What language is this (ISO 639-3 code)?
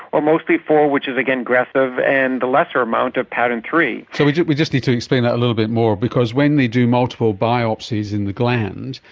eng